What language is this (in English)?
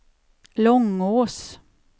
Swedish